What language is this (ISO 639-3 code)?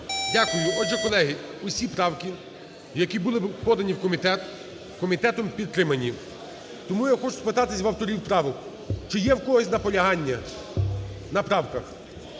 ukr